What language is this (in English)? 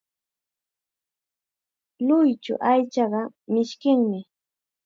Chiquián Ancash Quechua